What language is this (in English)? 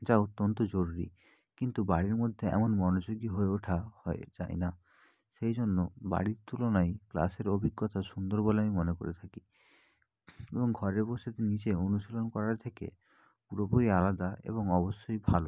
Bangla